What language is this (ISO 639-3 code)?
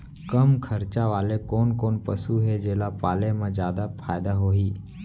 hne